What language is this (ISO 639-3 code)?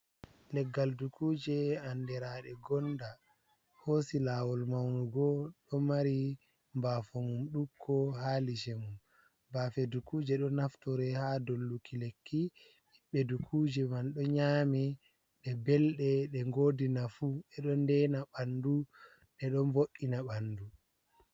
ful